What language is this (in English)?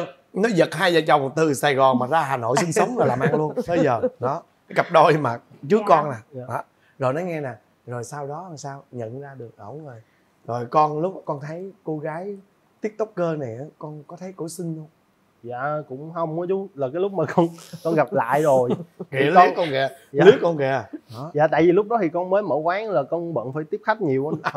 Vietnamese